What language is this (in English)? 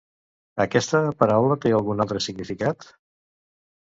Catalan